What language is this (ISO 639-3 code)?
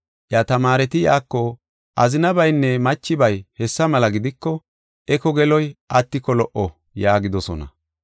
gof